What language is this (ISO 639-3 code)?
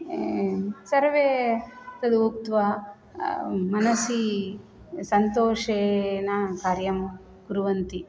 san